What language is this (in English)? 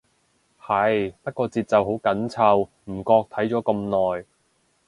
Cantonese